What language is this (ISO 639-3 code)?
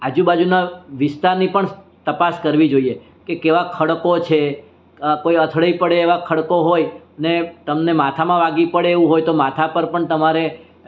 guj